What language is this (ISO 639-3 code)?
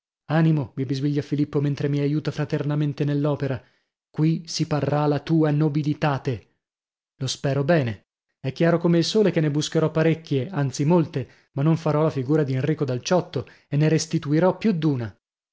ita